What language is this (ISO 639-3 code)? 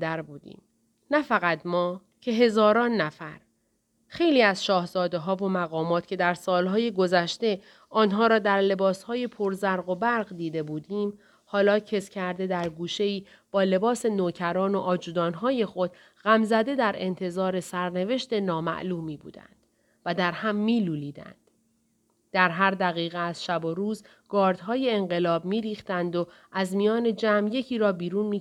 fas